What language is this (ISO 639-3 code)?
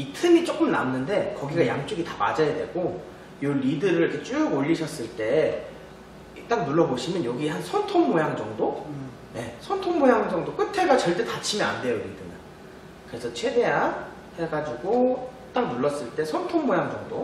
kor